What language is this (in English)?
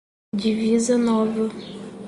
Portuguese